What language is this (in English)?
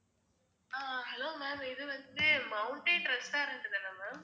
Tamil